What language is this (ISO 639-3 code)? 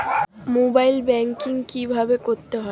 ben